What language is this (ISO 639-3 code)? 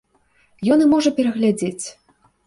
bel